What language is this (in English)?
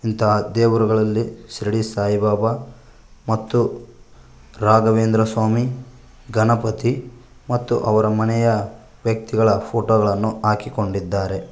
Kannada